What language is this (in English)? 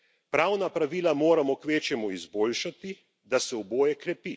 Slovenian